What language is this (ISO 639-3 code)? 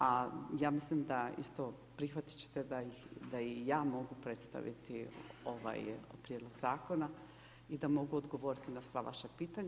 hrv